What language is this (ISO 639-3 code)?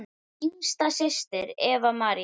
isl